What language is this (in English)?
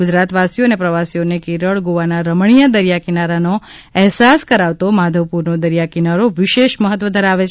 Gujarati